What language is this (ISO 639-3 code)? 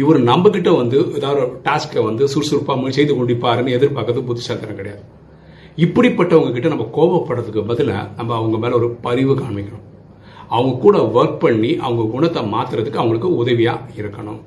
tam